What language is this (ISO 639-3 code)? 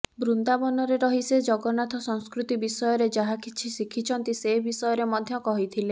ori